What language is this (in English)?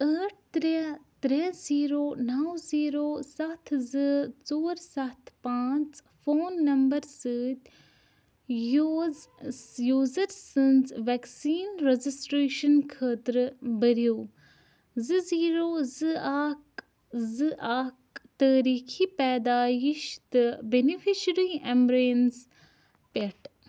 Kashmiri